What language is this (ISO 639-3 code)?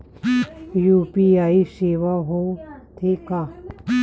hne